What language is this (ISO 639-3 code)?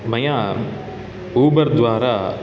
san